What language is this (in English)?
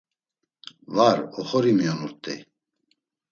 Laz